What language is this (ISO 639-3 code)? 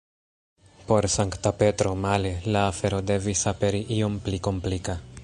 epo